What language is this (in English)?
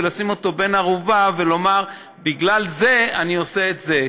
Hebrew